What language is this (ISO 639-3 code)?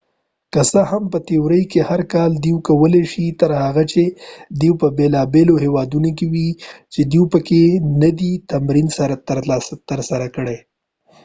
pus